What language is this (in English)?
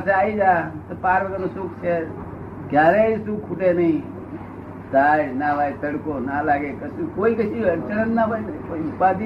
Gujarati